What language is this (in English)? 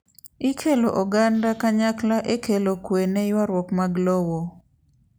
Luo (Kenya and Tanzania)